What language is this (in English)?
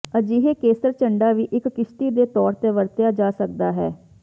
Punjabi